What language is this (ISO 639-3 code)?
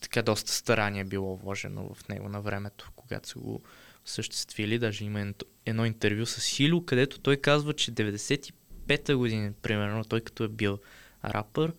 bul